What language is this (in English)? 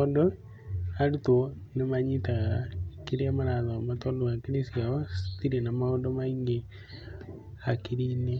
Kikuyu